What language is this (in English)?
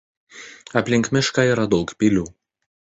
Lithuanian